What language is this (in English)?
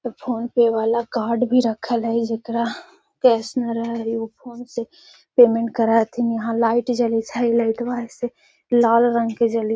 Magahi